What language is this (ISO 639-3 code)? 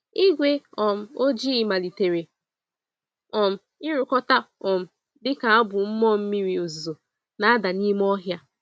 ibo